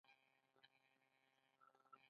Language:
Pashto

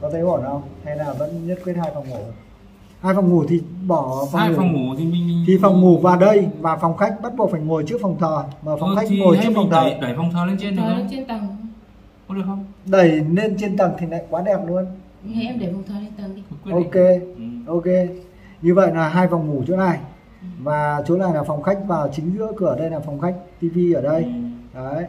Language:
Vietnamese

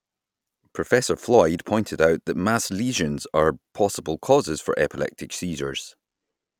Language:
English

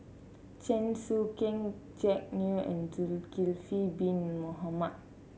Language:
English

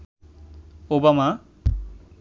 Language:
Bangla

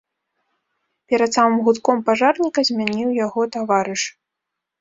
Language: Belarusian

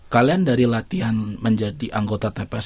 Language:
Indonesian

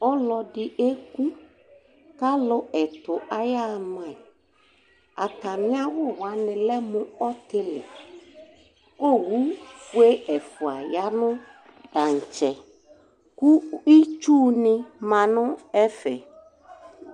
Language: Ikposo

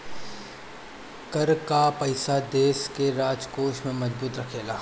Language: Bhojpuri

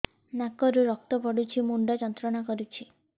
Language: Odia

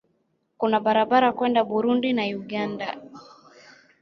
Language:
Swahili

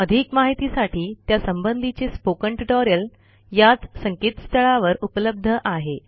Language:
Marathi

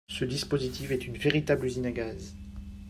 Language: French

